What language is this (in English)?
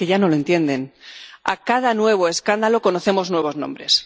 Spanish